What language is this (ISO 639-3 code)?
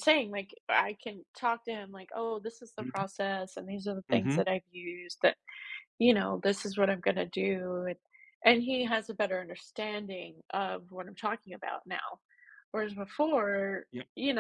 eng